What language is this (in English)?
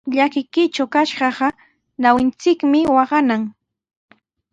Sihuas Ancash Quechua